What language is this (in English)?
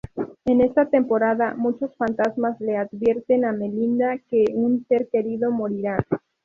Spanish